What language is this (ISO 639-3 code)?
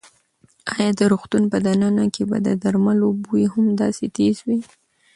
pus